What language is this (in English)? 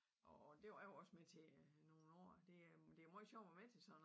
Danish